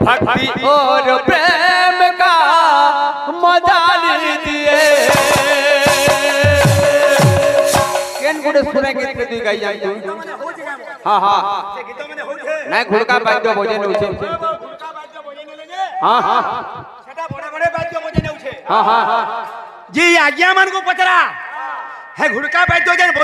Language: Arabic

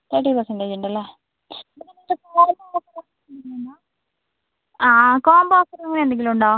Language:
Malayalam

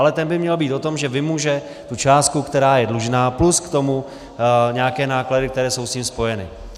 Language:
Czech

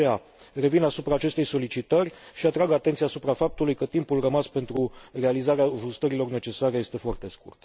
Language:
Romanian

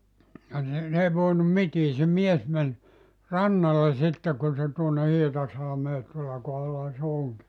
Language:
Finnish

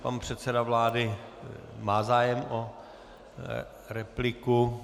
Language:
Czech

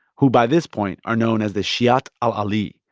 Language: English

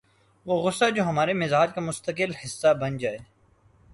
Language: Urdu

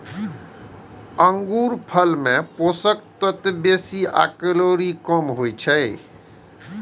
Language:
Maithili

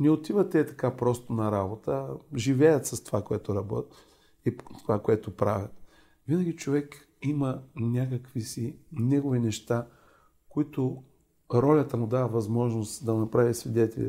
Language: Bulgarian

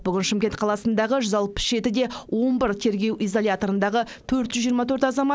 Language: Kazakh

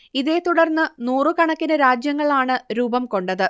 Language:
Malayalam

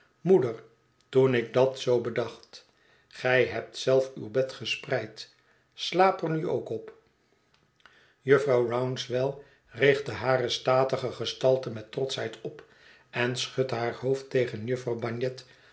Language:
Dutch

